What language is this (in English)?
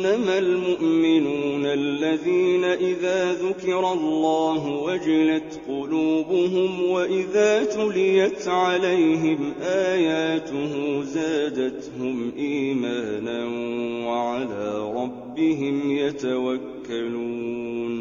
Arabic